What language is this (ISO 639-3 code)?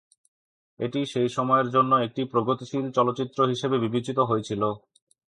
ben